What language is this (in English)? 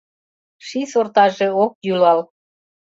Mari